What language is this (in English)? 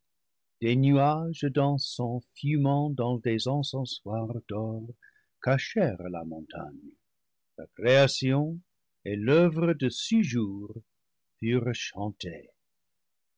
French